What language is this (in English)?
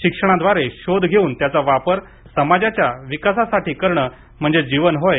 Marathi